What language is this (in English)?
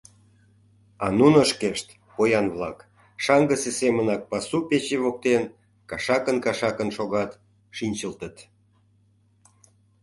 Mari